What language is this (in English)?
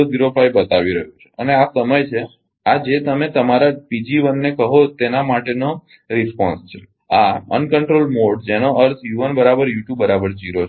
Gujarati